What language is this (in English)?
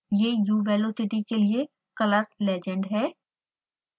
Hindi